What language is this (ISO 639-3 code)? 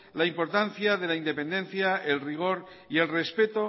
spa